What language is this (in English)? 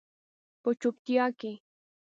Pashto